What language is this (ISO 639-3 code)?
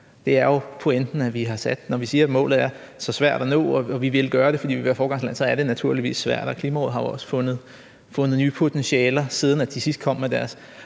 dan